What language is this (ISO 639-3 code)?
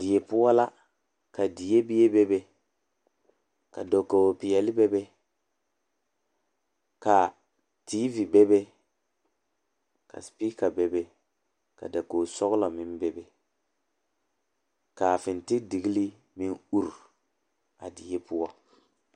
dga